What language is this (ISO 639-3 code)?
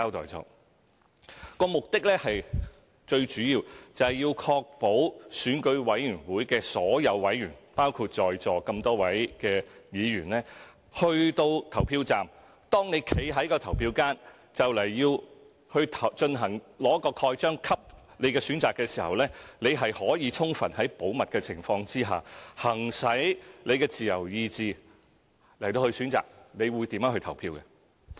yue